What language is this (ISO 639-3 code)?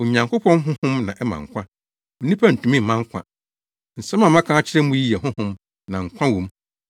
aka